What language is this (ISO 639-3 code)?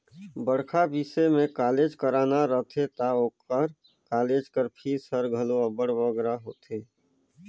hne